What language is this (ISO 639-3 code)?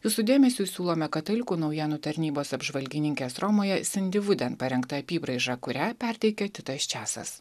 lit